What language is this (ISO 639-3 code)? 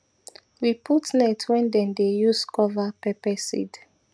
pcm